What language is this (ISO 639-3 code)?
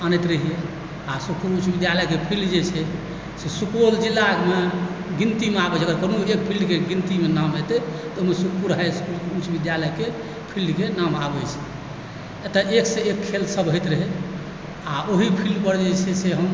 mai